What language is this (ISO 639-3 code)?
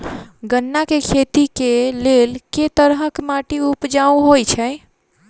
mai